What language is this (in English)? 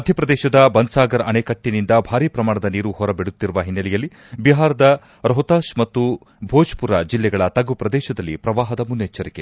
Kannada